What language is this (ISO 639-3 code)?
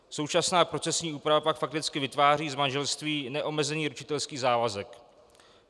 ces